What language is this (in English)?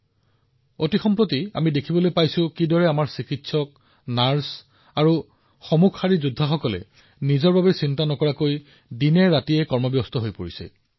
Assamese